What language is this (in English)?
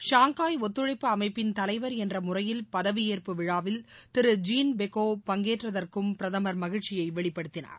Tamil